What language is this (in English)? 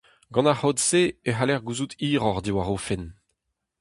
Breton